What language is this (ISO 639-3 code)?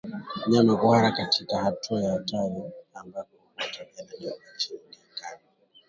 swa